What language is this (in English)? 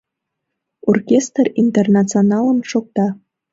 Mari